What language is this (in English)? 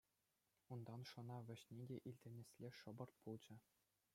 Chuvash